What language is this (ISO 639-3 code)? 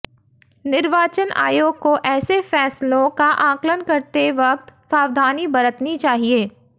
hin